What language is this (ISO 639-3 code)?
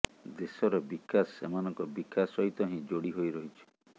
ori